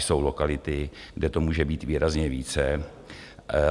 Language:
Czech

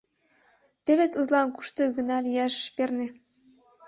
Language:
Mari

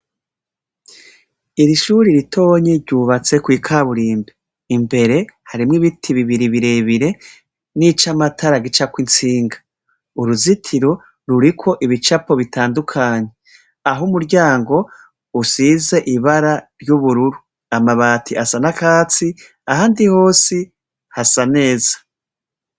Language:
Rundi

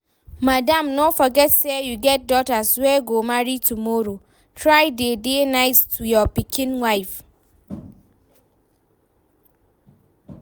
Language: Nigerian Pidgin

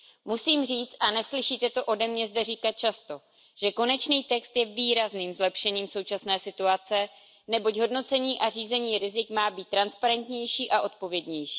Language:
Czech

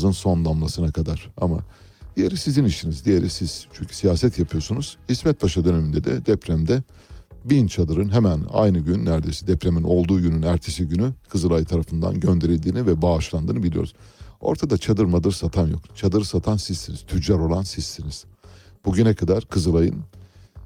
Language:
Turkish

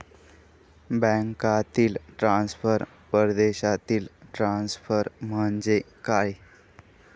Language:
Marathi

